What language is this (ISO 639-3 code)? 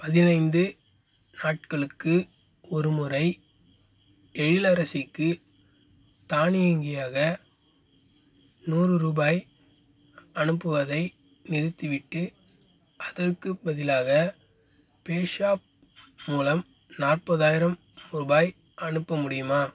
tam